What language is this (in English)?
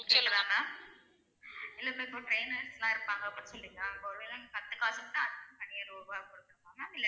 Tamil